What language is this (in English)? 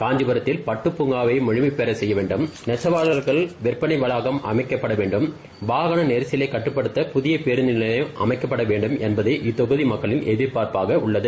Tamil